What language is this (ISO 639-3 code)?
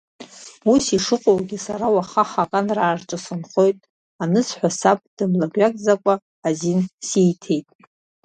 abk